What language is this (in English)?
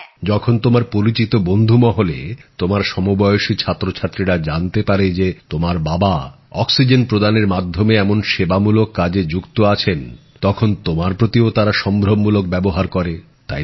Bangla